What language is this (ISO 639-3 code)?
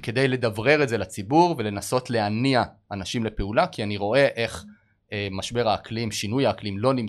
heb